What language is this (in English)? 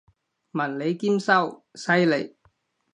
Cantonese